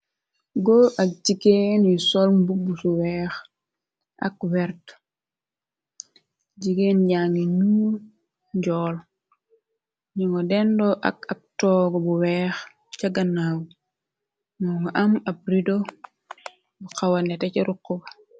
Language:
Wolof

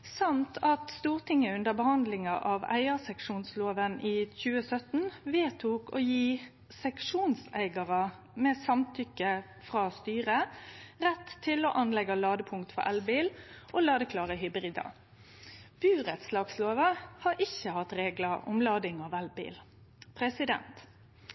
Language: Norwegian Nynorsk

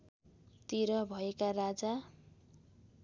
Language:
Nepali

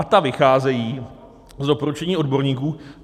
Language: Czech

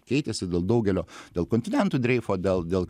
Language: Lithuanian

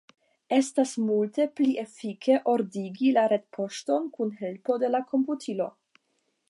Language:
Esperanto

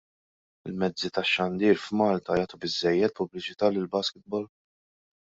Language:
Maltese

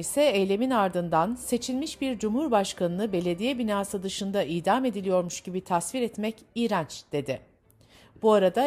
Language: Turkish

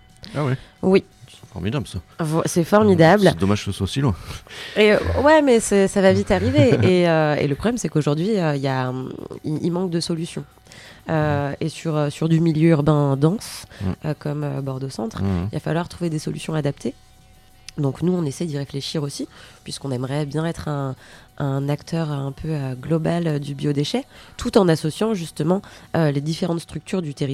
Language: French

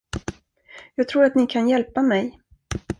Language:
Swedish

